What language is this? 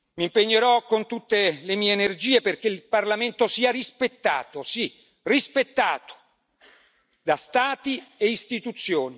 Italian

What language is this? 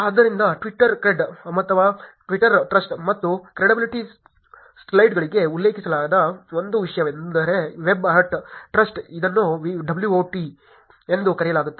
Kannada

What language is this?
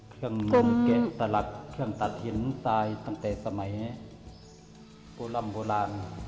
Thai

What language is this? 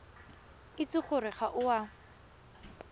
Tswana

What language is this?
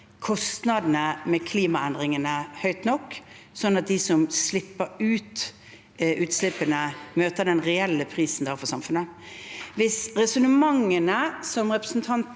Norwegian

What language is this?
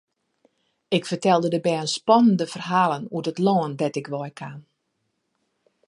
Western Frisian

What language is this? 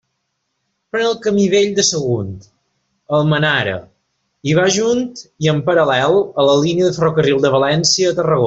Catalan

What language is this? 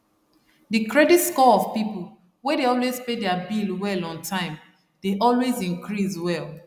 Nigerian Pidgin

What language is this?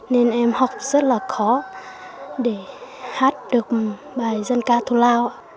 Vietnamese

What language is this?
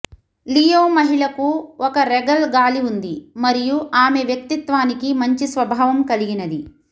Telugu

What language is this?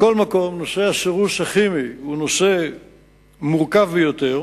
Hebrew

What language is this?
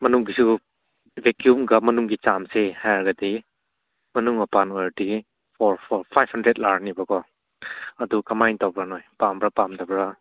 Manipuri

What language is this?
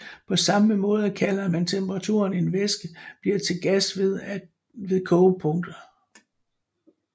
Danish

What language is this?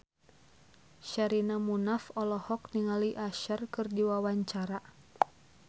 Sundanese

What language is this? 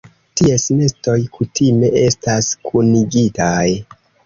Esperanto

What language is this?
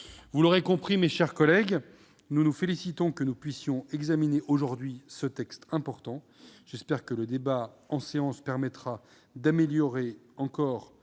French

